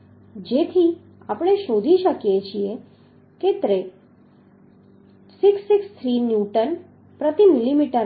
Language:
Gujarati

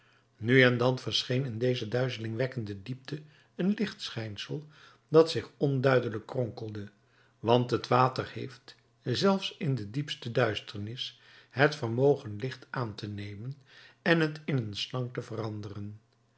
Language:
Dutch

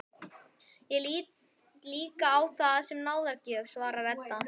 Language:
Icelandic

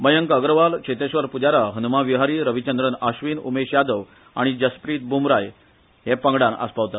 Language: Konkani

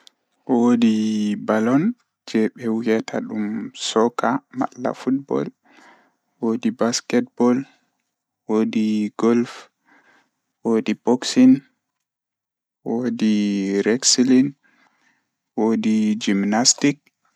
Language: Fula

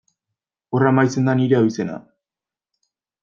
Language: Basque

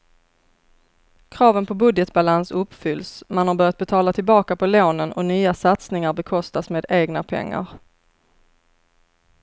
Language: Swedish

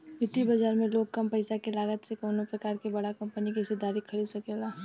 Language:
Bhojpuri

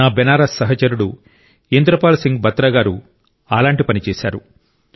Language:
Telugu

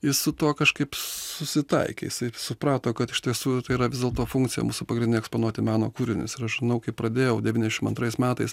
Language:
Lithuanian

